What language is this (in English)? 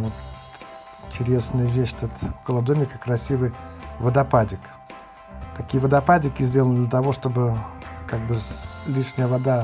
Russian